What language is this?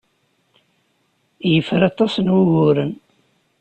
Kabyle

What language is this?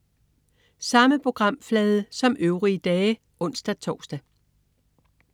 Danish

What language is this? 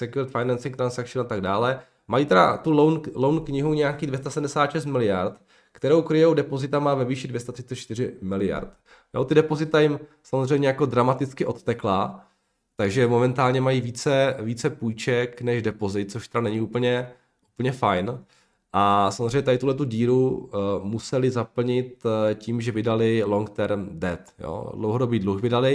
Czech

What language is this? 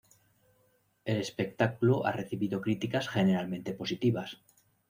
Spanish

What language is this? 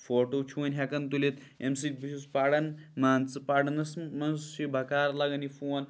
Kashmiri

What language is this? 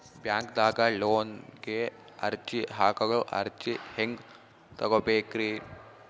Kannada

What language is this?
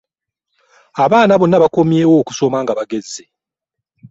Ganda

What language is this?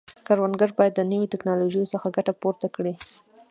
Pashto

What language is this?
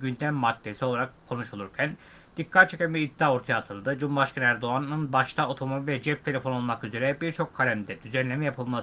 Turkish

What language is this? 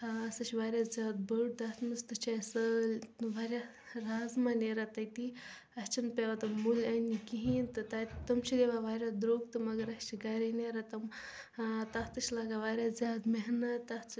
Kashmiri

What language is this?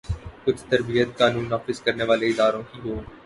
Urdu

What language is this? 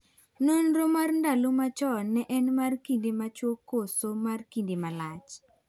Luo (Kenya and Tanzania)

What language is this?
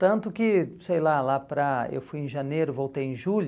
Portuguese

